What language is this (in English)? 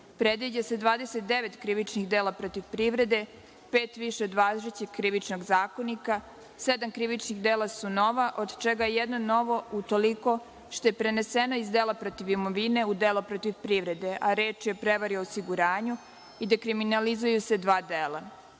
Serbian